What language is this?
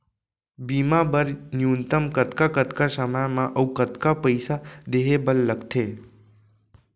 Chhattisgarhi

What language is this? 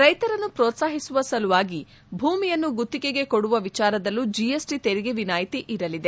Kannada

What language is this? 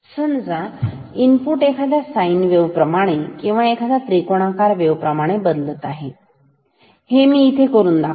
Marathi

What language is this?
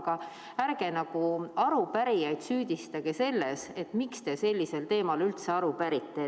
Estonian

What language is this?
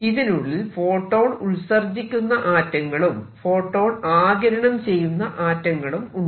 Malayalam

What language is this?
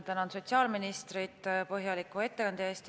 Estonian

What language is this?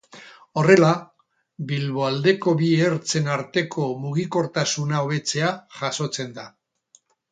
Basque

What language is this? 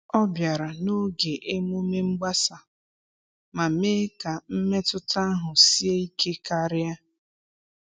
Igbo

